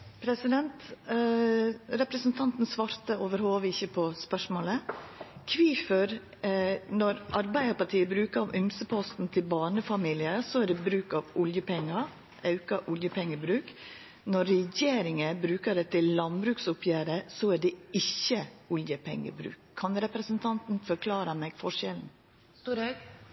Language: Norwegian Nynorsk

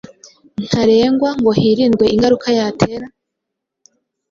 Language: Kinyarwanda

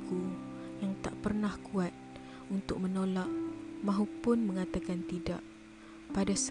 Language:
Malay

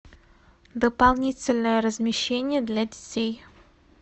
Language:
Russian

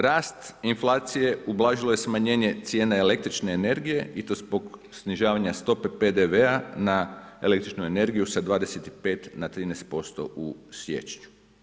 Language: Croatian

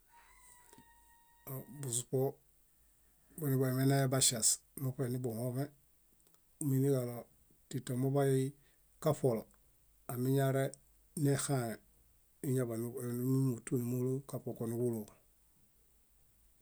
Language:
Bayot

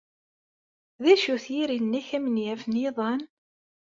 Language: Kabyle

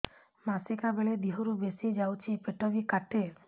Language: Odia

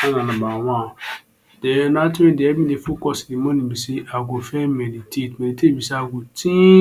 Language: Nigerian Pidgin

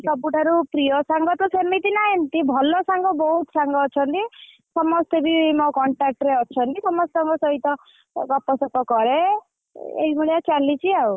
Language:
Odia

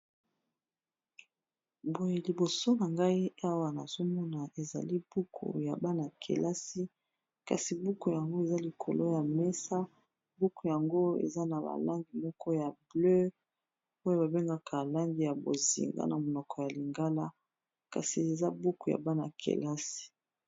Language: Lingala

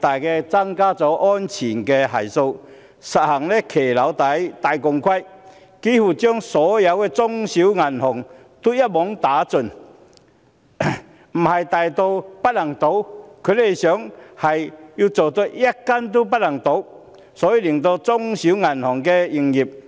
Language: Cantonese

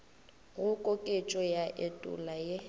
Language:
Northern Sotho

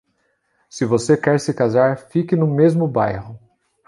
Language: Portuguese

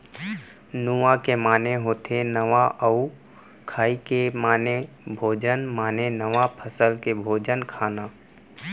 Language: Chhattisgarhi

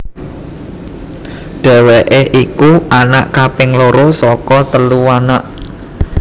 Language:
Javanese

